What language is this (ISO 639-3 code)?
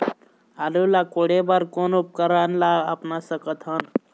hne